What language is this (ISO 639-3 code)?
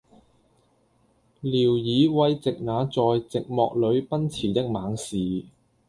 yue